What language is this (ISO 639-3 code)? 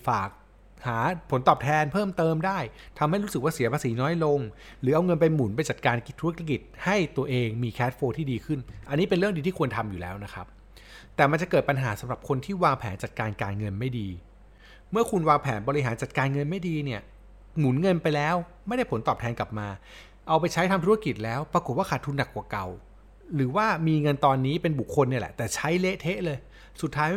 tha